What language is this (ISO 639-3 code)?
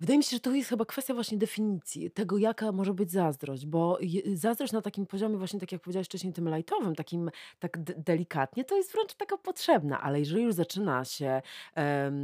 pol